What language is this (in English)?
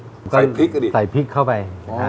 Thai